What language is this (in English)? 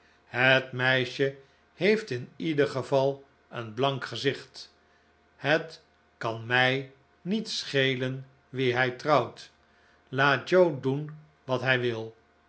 Dutch